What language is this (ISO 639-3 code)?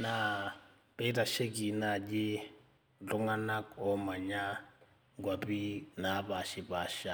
mas